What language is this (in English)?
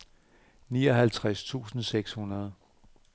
Danish